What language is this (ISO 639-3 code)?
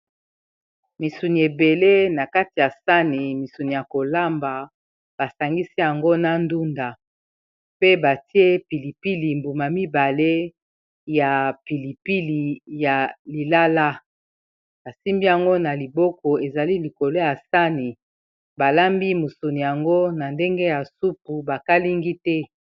lin